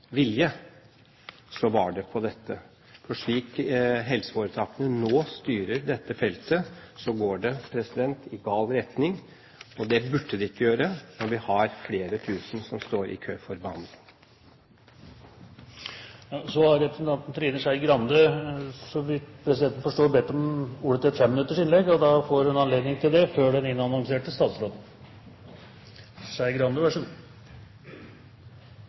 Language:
Norwegian Bokmål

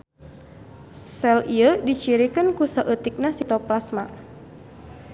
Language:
Sundanese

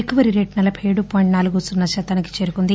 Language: Telugu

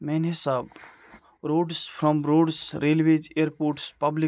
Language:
Kashmiri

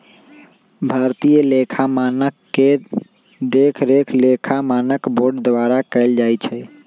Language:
Magahi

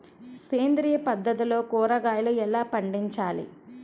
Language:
Telugu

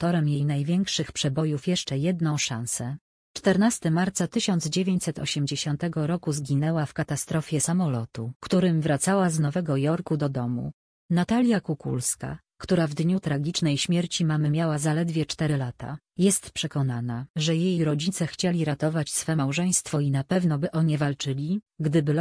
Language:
Polish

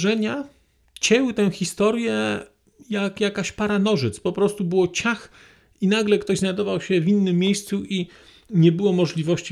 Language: Polish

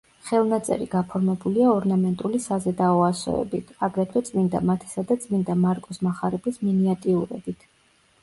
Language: Georgian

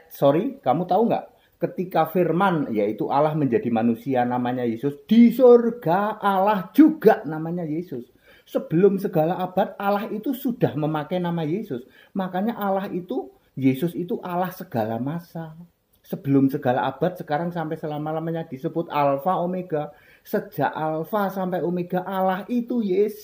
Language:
Indonesian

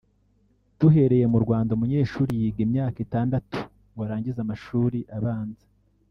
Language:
Kinyarwanda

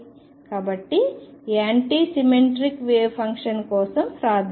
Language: Telugu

